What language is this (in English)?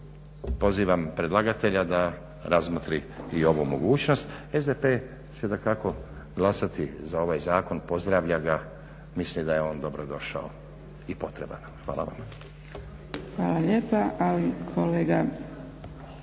Croatian